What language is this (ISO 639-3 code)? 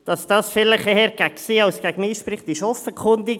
gsw